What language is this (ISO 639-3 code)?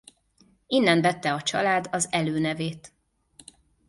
hun